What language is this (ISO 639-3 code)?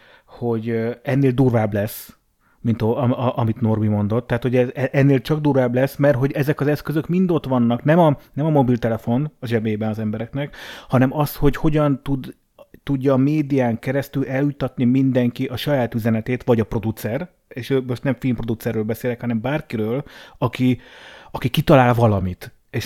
hun